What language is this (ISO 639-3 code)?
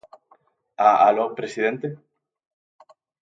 glg